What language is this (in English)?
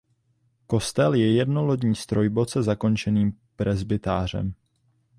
Czech